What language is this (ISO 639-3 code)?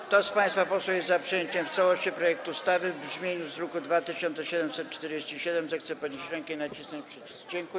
pol